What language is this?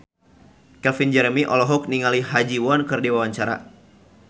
Sundanese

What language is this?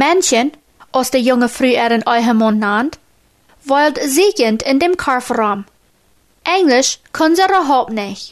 German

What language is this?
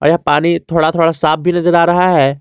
Hindi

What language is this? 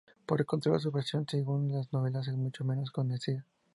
Spanish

